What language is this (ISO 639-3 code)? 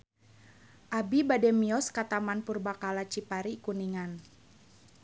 sun